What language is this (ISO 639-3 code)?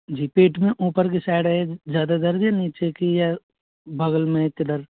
hin